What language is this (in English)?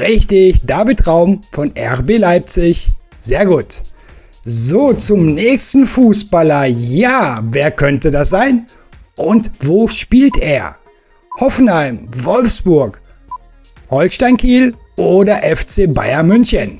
German